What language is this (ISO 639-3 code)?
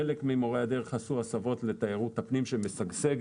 heb